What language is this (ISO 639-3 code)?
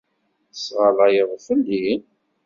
kab